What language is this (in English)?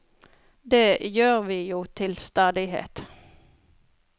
Norwegian